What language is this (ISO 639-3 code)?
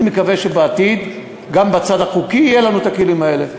heb